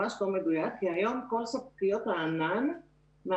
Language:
Hebrew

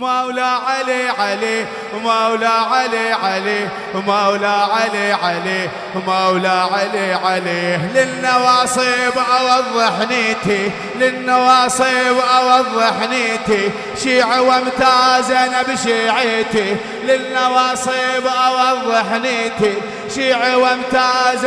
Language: Arabic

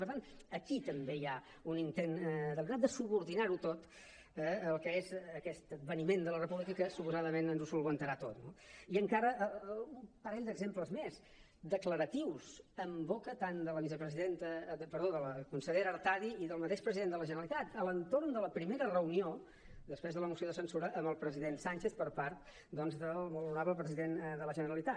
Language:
Catalan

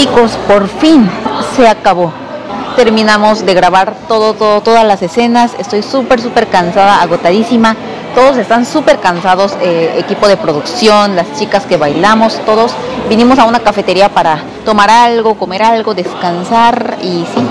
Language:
Spanish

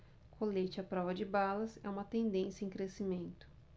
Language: Portuguese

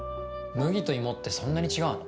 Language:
Japanese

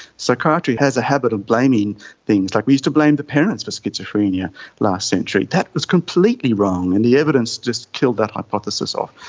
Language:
English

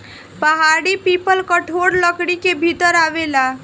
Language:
Bhojpuri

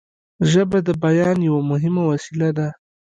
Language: Pashto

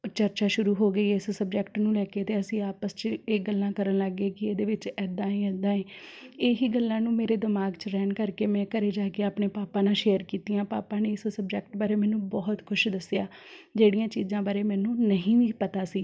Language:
Punjabi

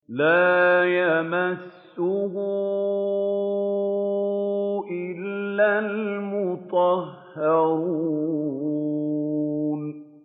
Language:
Arabic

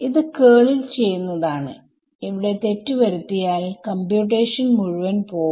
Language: Malayalam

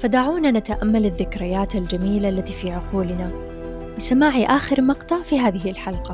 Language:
Arabic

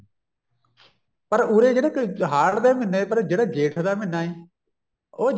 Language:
Punjabi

